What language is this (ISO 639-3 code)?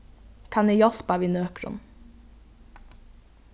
fao